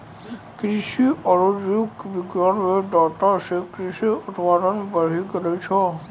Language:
Maithili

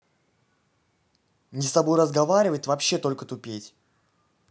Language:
Russian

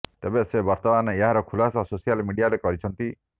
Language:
Odia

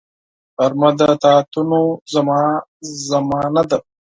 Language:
Pashto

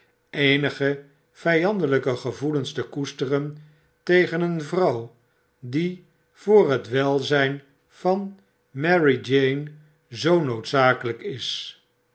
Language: Dutch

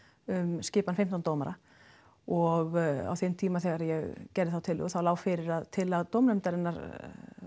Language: Icelandic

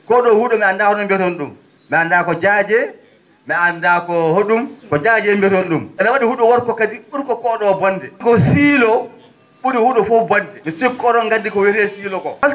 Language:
Fula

